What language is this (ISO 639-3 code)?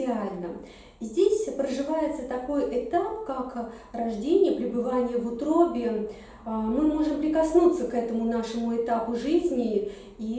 rus